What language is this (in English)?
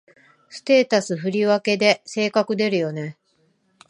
Japanese